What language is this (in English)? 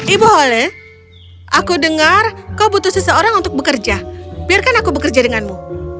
Indonesian